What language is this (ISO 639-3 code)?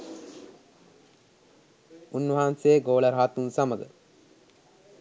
sin